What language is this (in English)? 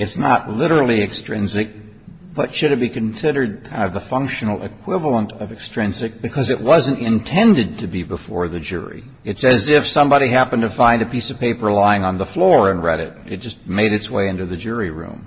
English